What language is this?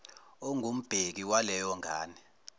Zulu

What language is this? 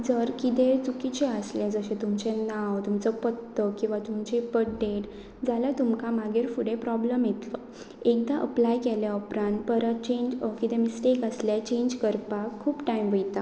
Konkani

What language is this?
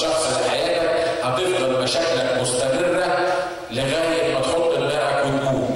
Arabic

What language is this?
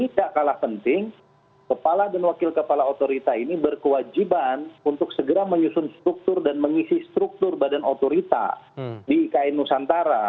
Indonesian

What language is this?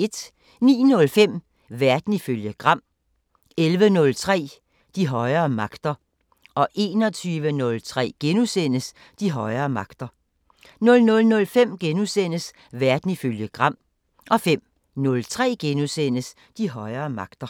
Danish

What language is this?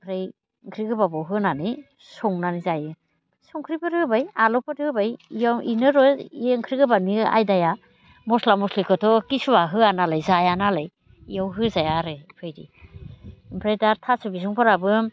Bodo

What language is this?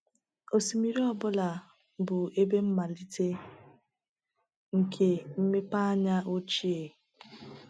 Igbo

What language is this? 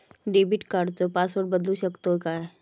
Marathi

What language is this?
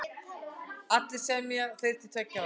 Icelandic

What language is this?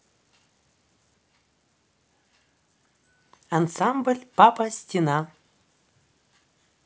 Russian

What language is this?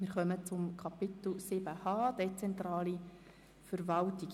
Swiss German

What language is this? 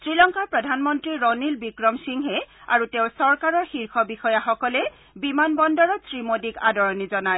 Assamese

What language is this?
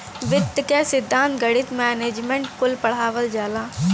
Bhojpuri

